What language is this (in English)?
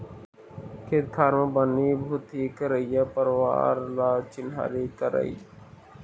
Chhattisgarhi